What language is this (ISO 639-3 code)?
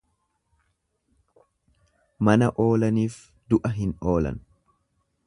orm